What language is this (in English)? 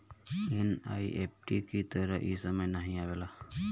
Bhojpuri